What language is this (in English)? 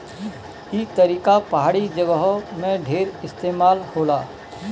Bhojpuri